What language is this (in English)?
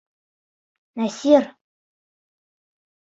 Bashkir